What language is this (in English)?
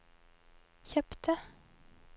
Norwegian